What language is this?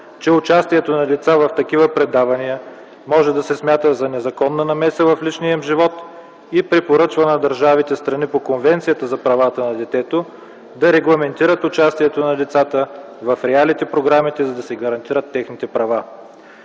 Bulgarian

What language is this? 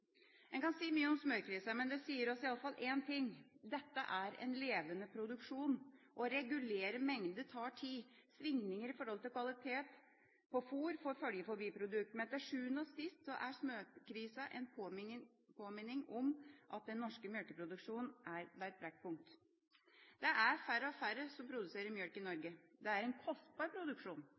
Norwegian Bokmål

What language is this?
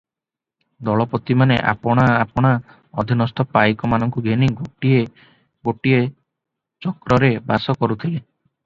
Odia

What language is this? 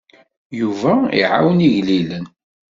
Kabyle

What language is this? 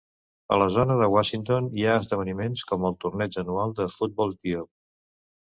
Catalan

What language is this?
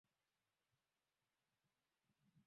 Swahili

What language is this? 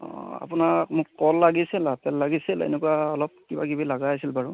Assamese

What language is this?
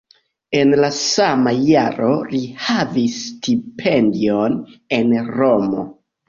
Esperanto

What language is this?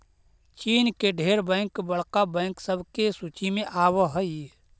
Magahi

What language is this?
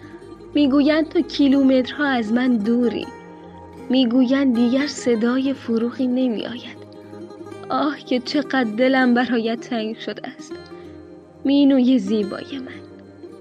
Persian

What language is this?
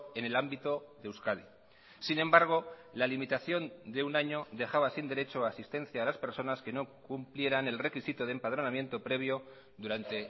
Spanish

